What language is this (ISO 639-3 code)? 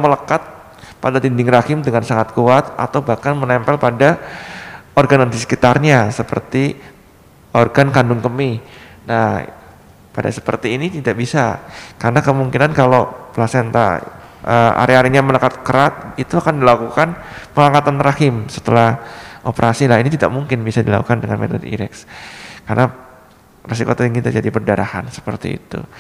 ind